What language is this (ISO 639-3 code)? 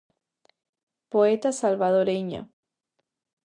glg